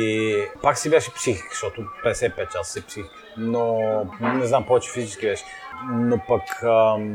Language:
Bulgarian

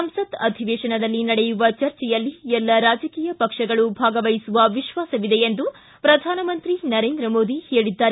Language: Kannada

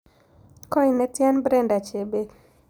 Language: Kalenjin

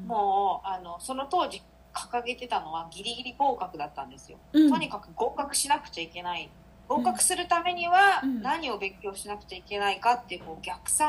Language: Japanese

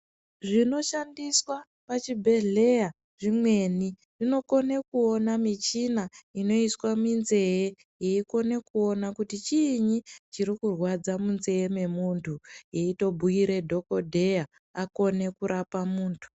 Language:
Ndau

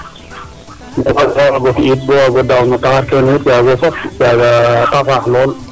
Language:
Serer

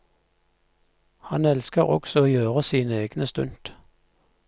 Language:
Norwegian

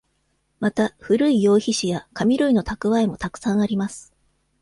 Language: Japanese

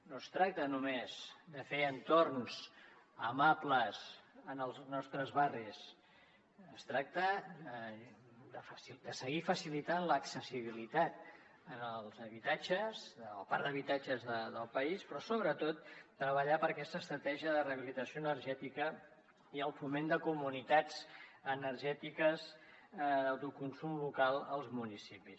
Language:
Catalan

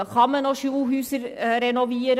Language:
Swiss German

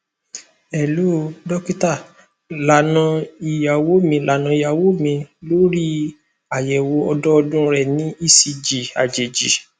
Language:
Yoruba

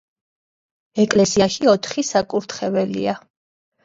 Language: Georgian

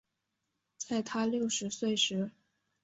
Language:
Chinese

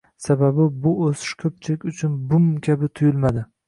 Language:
Uzbek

